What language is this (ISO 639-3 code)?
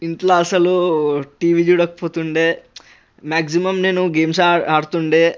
tel